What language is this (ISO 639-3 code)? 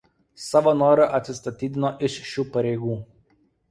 lit